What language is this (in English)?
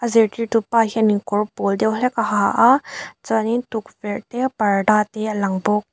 Mizo